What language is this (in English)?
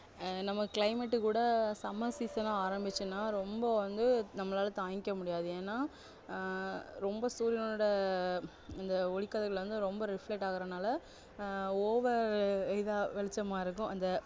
Tamil